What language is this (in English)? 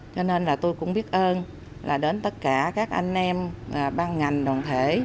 Vietnamese